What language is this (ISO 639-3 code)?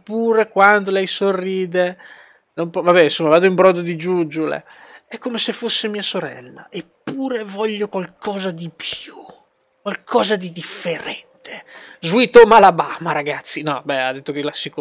ita